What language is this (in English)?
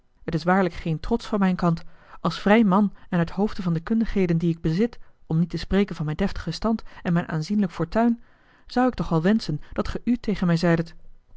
Dutch